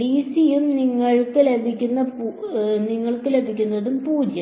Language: Malayalam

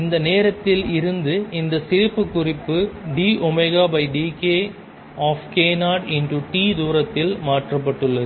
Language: Tamil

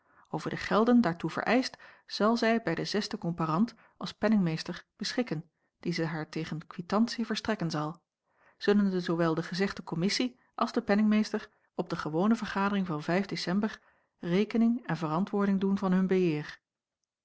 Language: Dutch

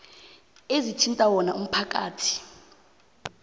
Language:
South Ndebele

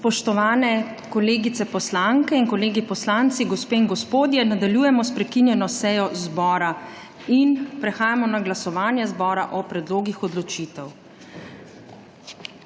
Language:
Slovenian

